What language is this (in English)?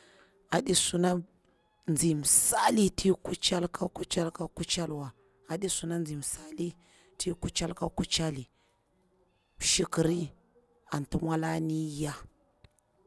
Bura-Pabir